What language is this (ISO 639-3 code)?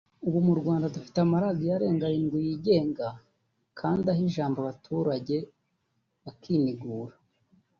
kin